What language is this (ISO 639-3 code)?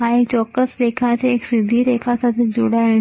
guj